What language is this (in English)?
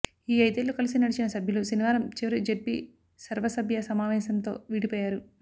Telugu